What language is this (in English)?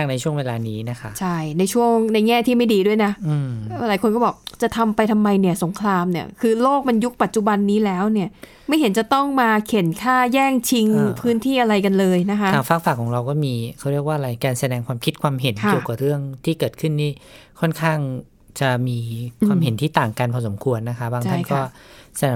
Thai